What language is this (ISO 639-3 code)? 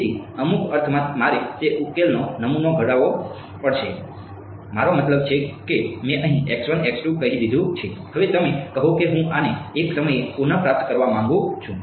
guj